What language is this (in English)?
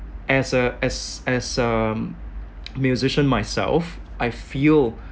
English